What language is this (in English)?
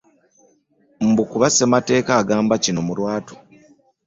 Ganda